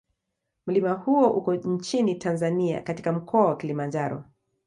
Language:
Swahili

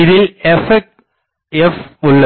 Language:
Tamil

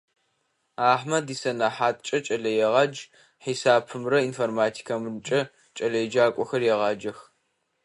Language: Adyghe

